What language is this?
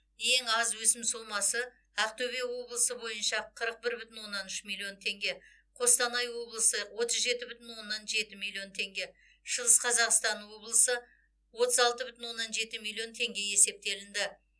Kazakh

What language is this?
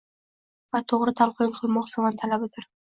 Uzbek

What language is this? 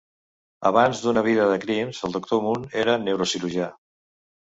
Catalan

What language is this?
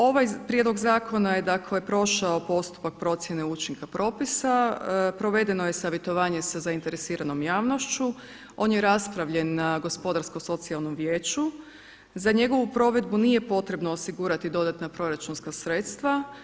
Croatian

